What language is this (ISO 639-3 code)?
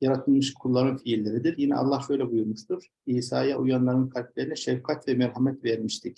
tur